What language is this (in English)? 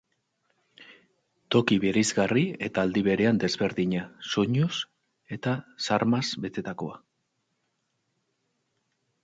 Basque